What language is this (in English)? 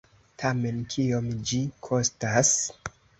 Esperanto